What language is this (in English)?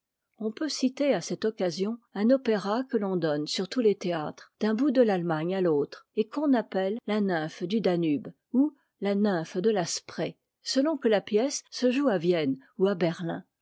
French